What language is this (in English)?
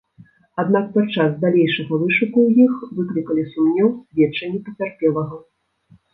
Belarusian